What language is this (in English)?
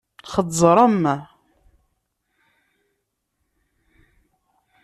Kabyle